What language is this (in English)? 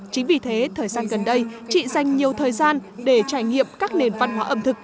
Vietnamese